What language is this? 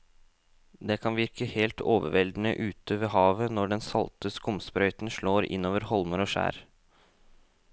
Norwegian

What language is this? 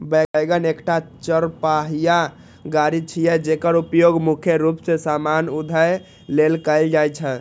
Maithili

